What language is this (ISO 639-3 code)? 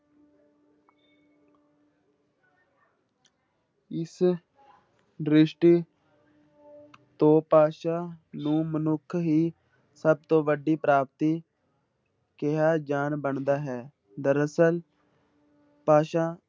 pan